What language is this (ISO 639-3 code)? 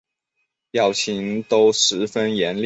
zho